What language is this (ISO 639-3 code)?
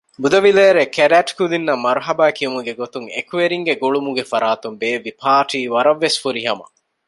div